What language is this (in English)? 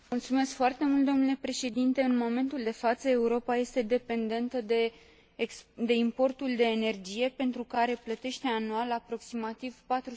Romanian